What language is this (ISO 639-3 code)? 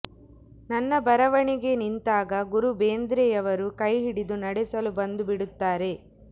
kan